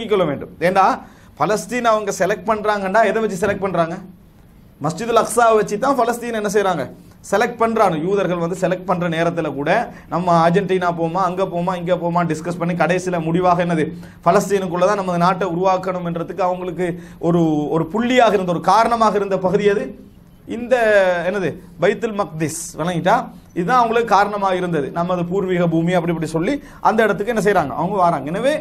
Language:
Arabic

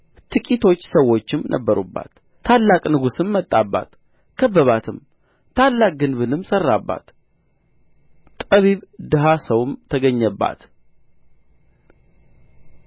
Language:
Amharic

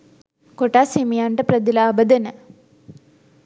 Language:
Sinhala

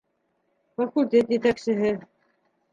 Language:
Bashkir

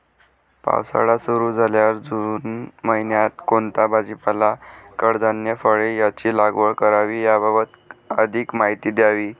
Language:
Marathi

